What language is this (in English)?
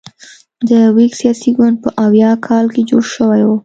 Pashto